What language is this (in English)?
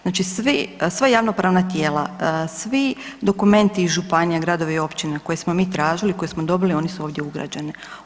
Croatian